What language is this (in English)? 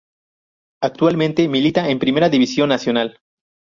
Spanish